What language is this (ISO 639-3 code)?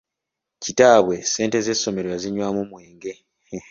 lug